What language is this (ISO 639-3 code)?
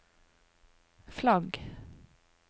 nor